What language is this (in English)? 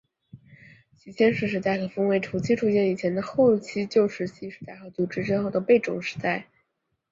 Chinese